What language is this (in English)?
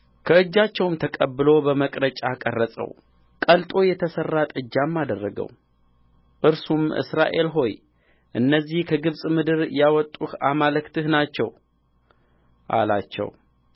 Amharic